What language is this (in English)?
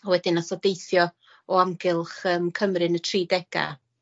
Welsh